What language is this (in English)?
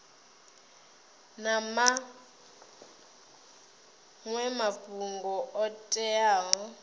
Venda